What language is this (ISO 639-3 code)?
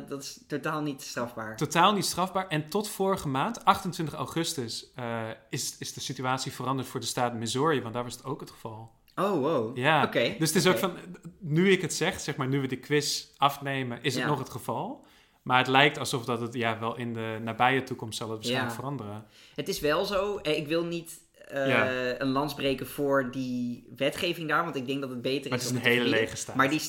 nld